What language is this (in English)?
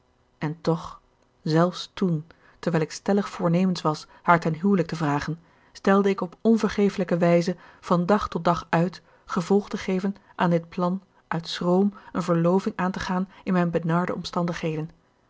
Dutch